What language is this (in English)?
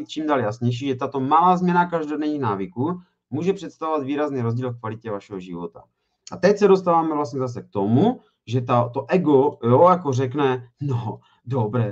Czech